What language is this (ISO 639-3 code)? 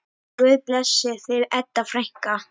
isl